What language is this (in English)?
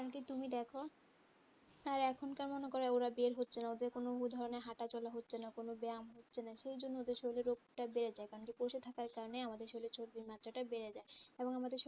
Bangla